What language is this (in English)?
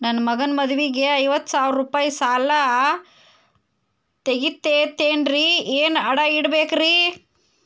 Kannada